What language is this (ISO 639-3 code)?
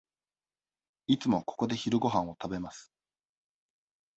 jpn